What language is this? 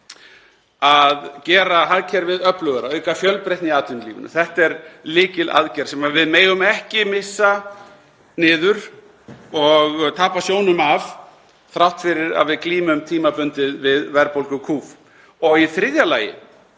Icelandic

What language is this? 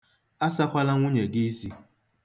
Igbo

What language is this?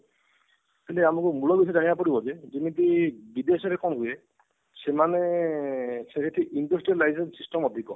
Odia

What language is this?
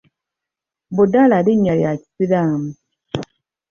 Ganda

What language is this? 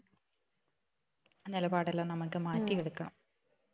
Malayalam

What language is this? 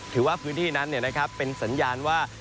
Thai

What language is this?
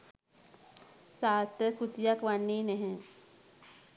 Sinhala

